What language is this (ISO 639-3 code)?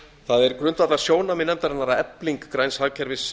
isl